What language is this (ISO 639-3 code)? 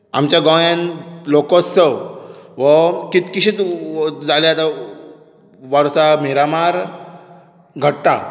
kok